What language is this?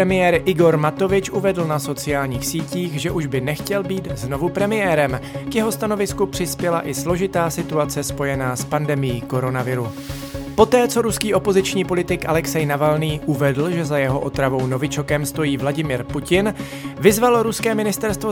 Czech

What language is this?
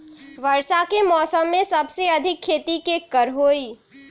Magahi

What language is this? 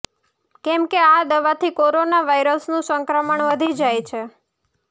Gujarati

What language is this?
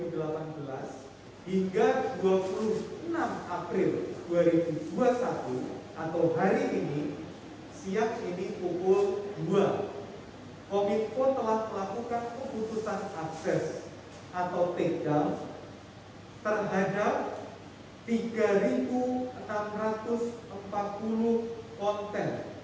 Indonesian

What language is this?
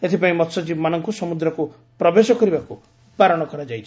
Odia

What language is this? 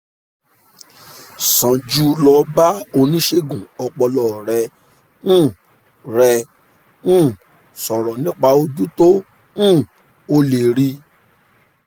Yoruba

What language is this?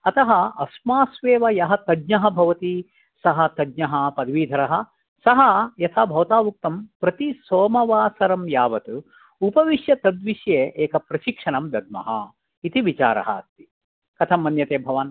Sanskrit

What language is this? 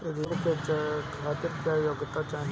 Bhojpuri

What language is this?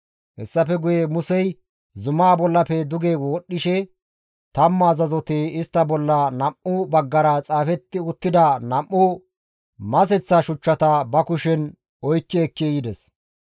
Gamo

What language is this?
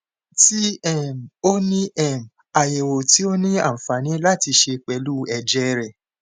Yoruba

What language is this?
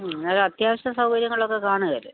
Malayalam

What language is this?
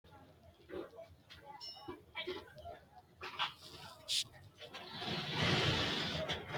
Sidamo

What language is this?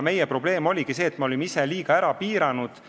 Estonian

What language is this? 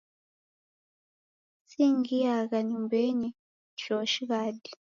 Taita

